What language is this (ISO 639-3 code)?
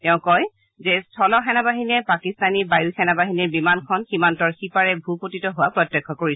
asm